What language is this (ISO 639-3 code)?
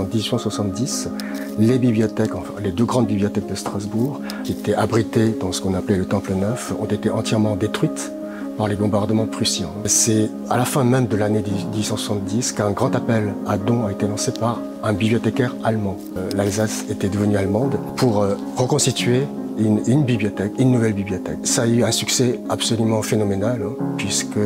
fra